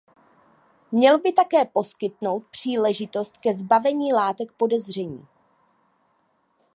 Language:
Czech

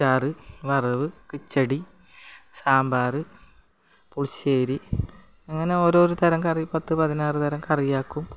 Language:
Malayalam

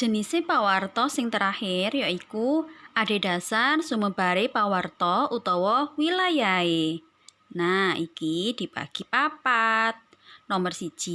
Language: Indonesian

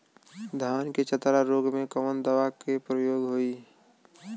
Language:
Bhojpuri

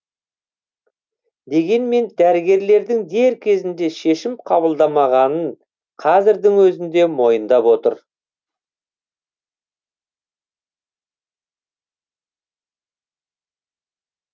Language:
Kazakh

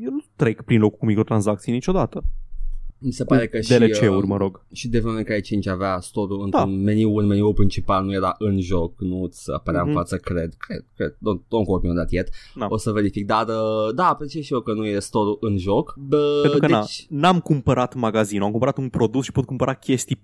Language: Romanian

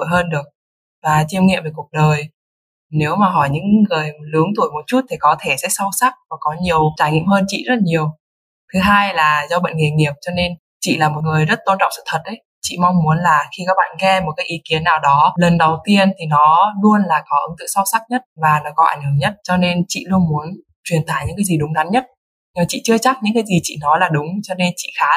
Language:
Vietnamese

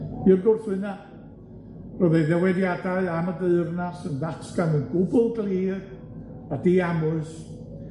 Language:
Welsh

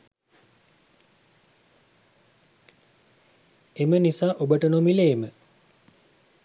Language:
Sinhala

